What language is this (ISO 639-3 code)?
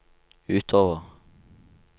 nor